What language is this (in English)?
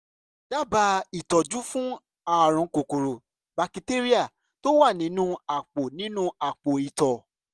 Yoruba